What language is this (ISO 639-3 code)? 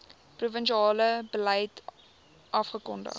afr